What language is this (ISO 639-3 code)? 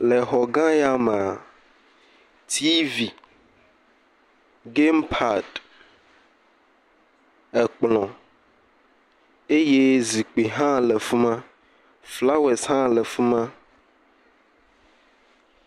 ewe